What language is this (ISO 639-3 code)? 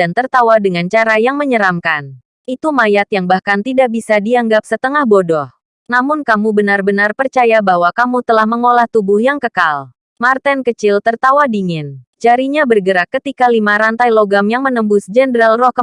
ind